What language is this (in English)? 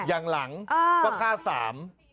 Thai